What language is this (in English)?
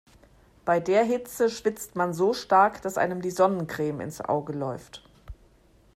German